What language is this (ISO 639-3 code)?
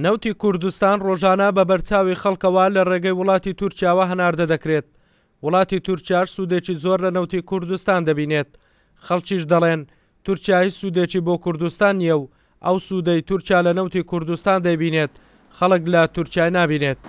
ara